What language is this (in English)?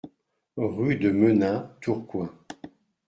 French